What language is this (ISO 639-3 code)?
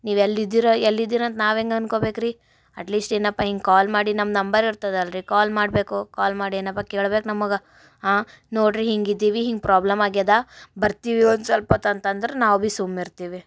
kan